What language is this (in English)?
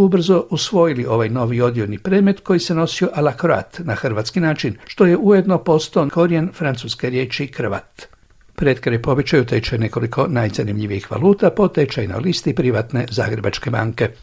Croatian